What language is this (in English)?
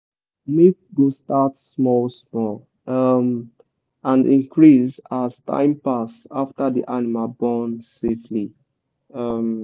Nigerian Pidgin